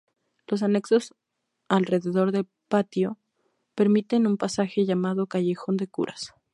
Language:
Spanish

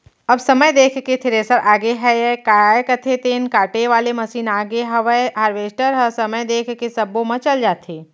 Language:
Chhattisgarhi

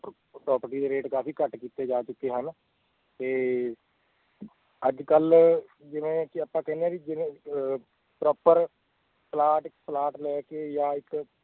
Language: Punjabi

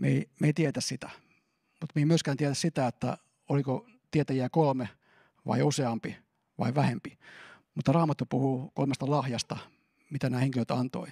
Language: Finnish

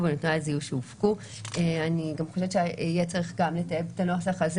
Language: Hebrew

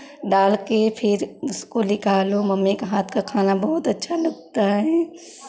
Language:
Hindi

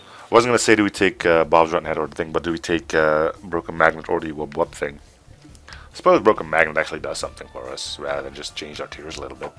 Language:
English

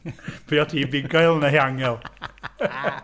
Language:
Welsh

